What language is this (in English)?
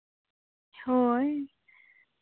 Santali